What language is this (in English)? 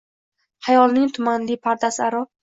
Uzbek